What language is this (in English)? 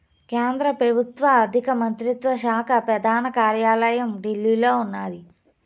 Telugu